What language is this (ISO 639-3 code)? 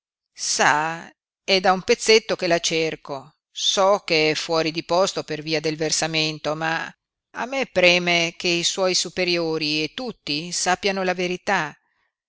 ita